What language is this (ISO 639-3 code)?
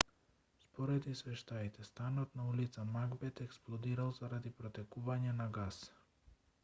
mkd